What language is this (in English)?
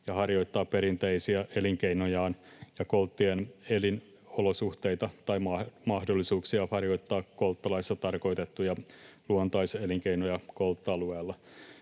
Finnish